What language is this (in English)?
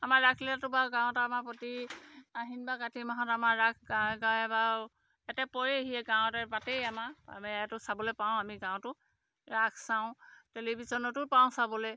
Assamese